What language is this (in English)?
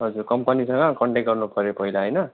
Nepali